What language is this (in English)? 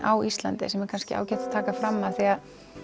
Icelandic